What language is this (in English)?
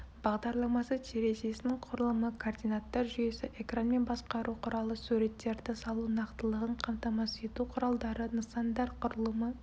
Kazakh